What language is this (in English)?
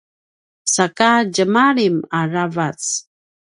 Paiwan